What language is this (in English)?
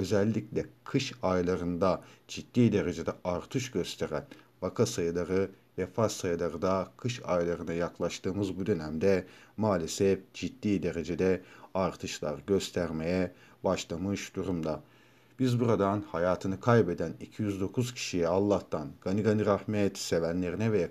Turkish